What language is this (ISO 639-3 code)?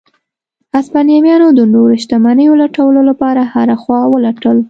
pus